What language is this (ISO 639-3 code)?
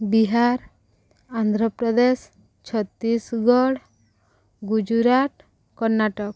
ori